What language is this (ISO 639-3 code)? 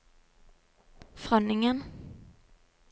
nor